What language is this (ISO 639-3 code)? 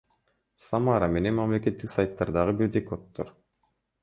kir